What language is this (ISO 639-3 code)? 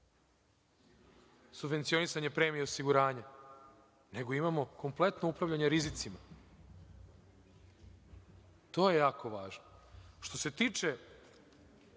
srp